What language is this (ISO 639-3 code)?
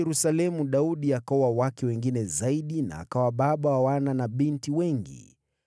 swa